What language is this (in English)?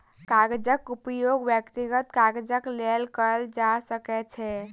Maithili